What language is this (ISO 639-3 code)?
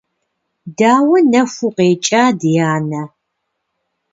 kbd